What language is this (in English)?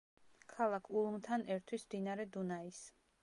Georgian